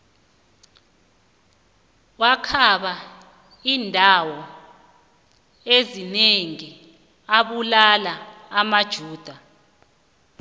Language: South Ndebele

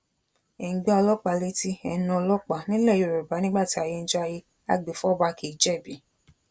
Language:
Yoruba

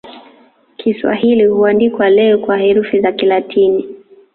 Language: Swahili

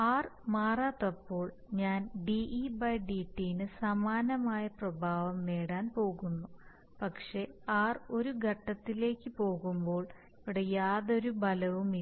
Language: Malayalam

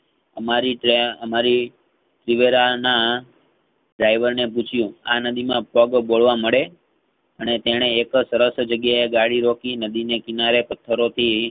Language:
Gujarati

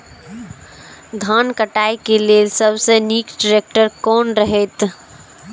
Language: Maithili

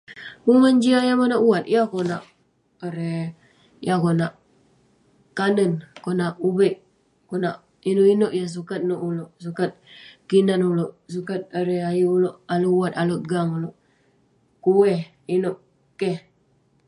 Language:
Western Penan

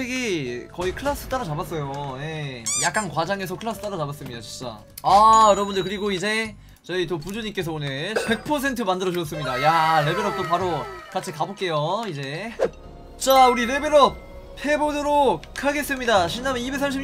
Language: Korean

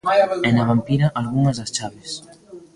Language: Galician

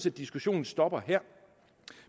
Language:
Danish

